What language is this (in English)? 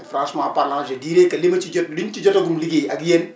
Wolof